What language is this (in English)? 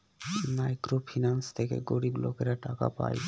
Bangla